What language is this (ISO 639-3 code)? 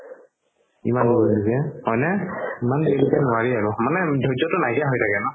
asm